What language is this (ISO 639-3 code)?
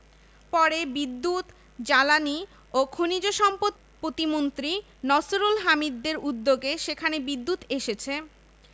ben